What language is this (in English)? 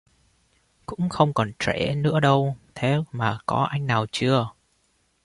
Vietnamese